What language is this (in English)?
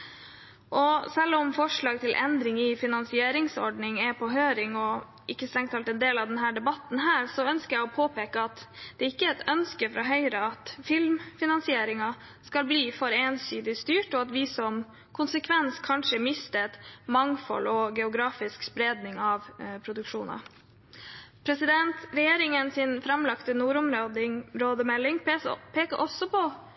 Norwegian Bokmål